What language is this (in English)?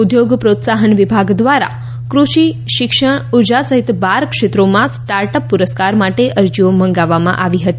Gujarati